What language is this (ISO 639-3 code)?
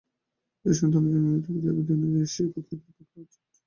ben